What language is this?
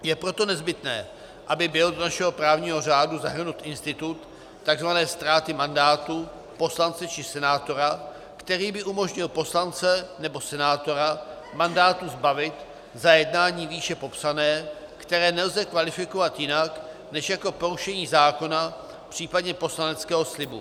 Czech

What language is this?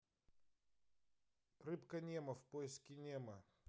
Russian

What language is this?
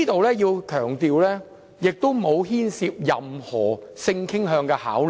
Cantonese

